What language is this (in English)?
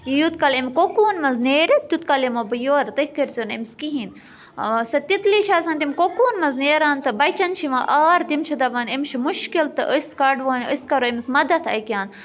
Kashmiri